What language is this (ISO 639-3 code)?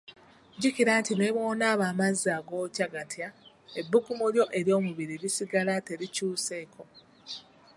lug